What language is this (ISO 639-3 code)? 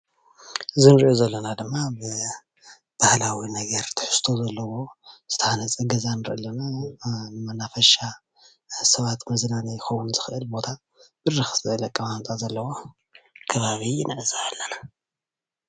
tir